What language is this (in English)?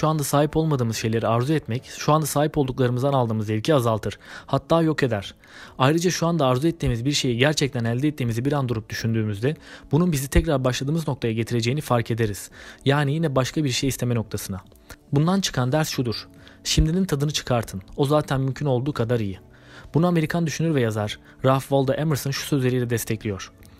Turkish